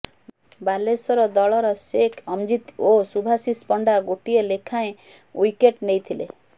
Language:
Odia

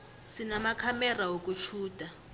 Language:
South Ndebele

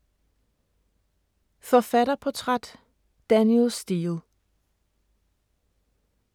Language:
Danish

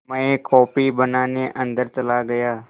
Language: Hindi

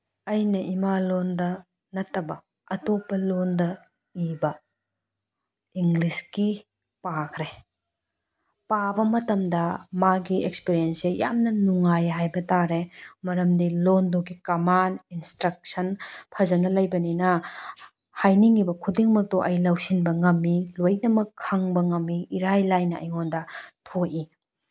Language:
Manipuri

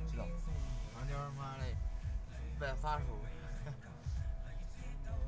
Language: Chinese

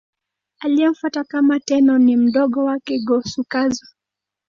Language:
Swahili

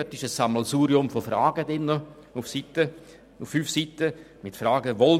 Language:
Swiss German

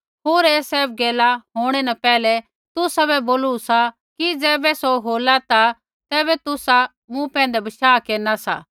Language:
Kullu Pahari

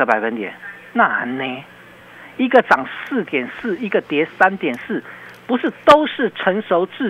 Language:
Chinese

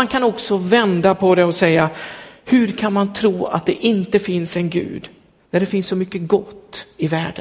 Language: Swedish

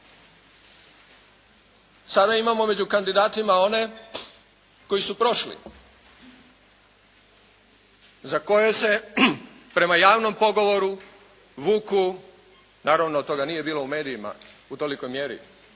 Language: Croatian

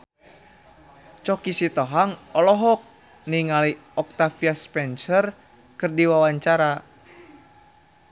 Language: Sundanese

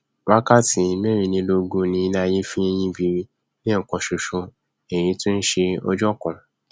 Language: Yoruba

